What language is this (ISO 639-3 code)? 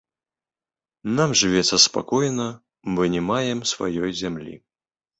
bel